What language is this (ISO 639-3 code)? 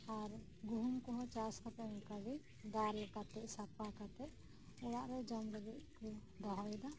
sat